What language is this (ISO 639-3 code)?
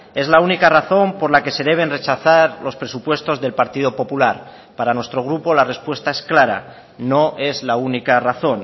spa